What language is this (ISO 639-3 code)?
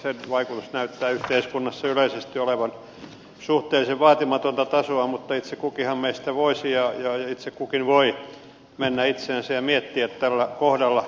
fin